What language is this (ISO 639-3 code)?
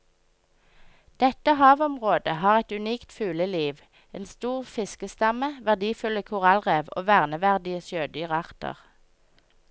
nor